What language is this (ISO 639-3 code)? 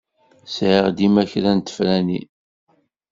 kab